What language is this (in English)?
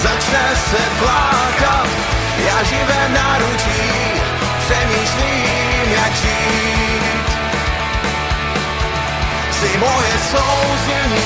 Czech